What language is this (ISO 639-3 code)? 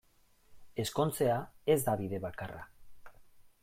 eus